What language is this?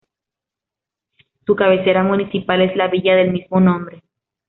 Spanish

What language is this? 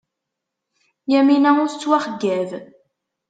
Kabyle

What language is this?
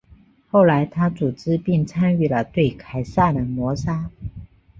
Chinese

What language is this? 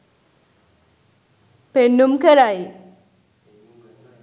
Sinhala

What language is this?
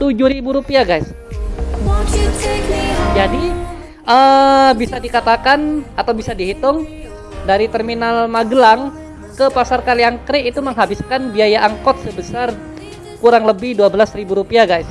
Indonesian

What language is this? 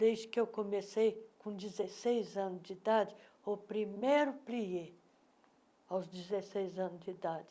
Portuguese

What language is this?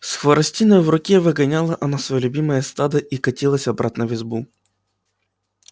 Russian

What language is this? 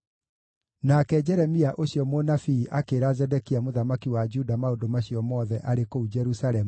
Kikuyu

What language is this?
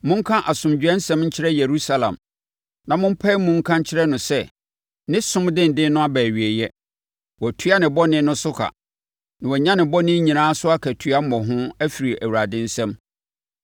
Akan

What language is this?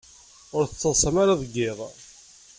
Kabyle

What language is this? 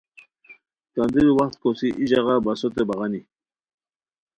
Khowar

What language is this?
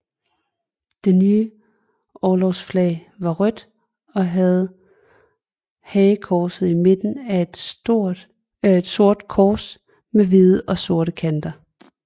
Danish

